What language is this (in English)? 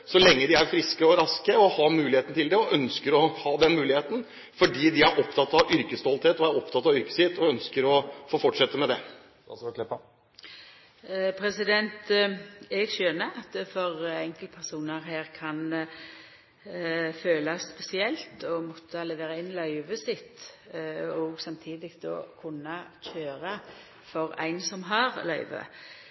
Norwegian